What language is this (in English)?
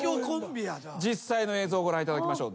Japanese